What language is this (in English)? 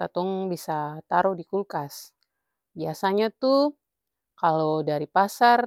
Ambonese Malay